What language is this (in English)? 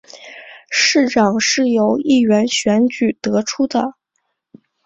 Chinese